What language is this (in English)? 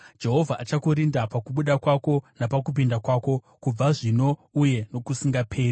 Shona